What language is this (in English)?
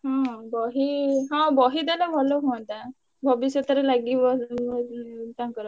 Odia